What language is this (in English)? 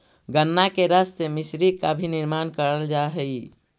Magahi